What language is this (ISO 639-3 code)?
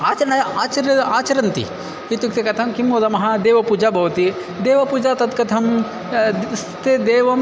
san